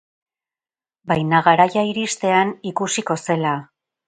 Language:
Basque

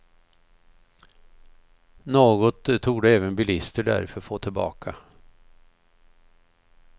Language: Swedish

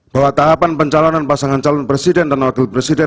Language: Indonesian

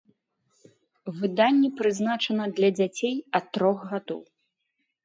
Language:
Belarusian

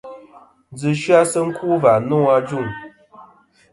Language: Kom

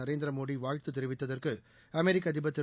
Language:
Tamil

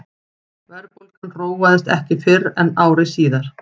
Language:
Icelandic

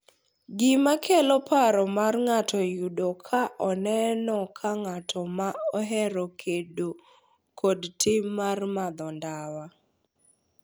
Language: Luo (Kenya and Tanzania)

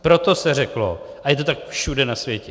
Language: Czech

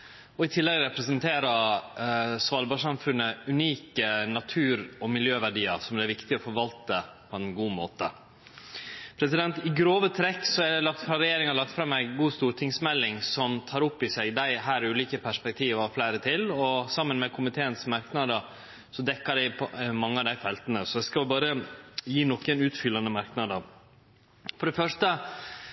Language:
Norwegian Nynorsk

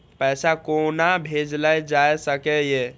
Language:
Maithili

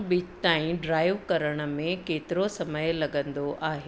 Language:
Sindhi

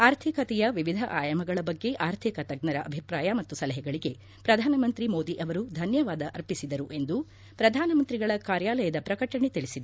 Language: Kannada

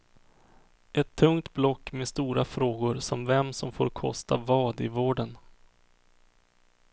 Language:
Swedish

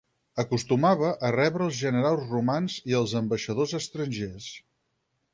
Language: Catalan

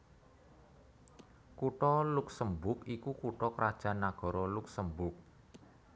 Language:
Javanese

